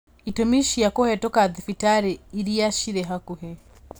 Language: Kikuyu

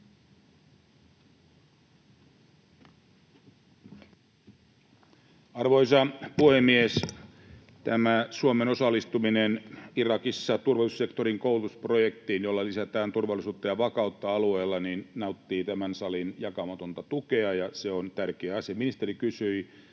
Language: Finnish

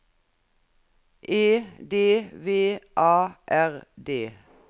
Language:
Norwegian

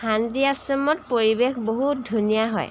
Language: Assamese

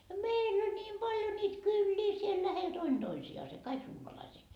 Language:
Finnish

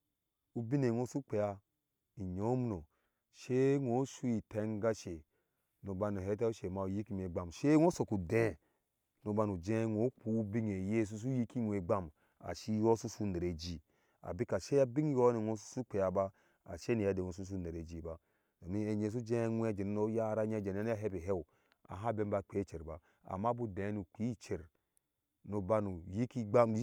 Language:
Ashe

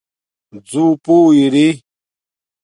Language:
Domaaki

